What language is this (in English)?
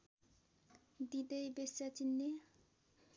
Nepali